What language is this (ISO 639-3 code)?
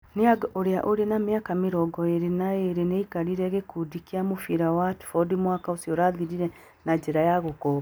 kik